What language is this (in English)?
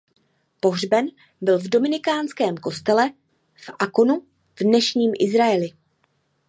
Czech